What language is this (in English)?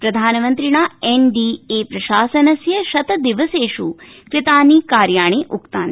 Sanskrit